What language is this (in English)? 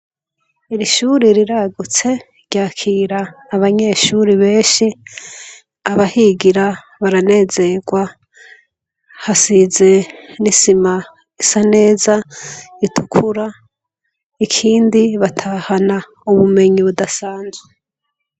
Rundi